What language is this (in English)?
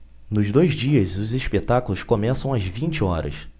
Portuguese